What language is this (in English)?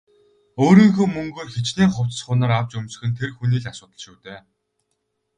Mongolian